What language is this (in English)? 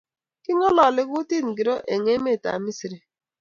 Kalenjin